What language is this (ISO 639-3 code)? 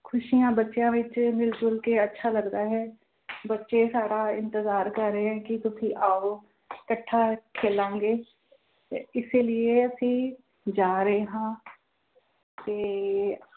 pan